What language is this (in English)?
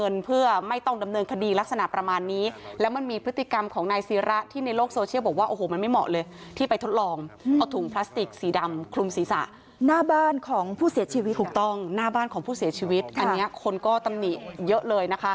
Thai